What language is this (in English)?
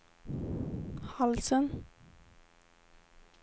Swedish